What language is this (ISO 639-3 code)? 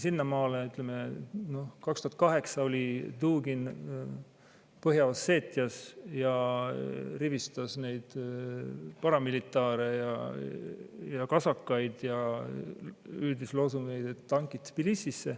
est